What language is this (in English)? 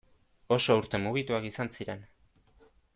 Basque